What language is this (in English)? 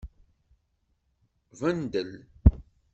Kabyle